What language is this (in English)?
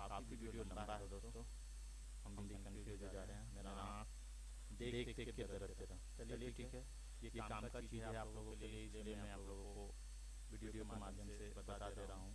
Hindi